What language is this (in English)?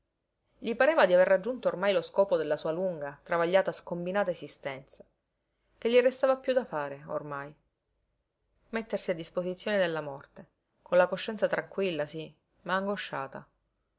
Italian